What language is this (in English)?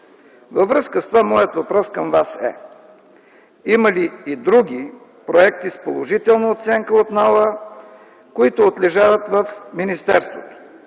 Bulgarian